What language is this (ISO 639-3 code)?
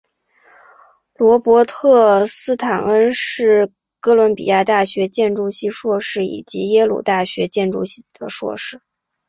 zho